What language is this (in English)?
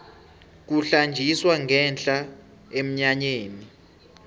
South Ndebele